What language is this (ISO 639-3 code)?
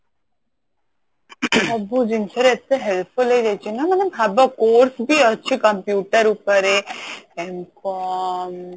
ori